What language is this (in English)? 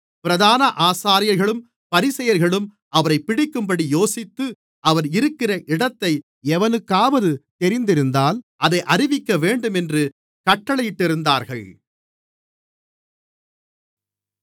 Tamil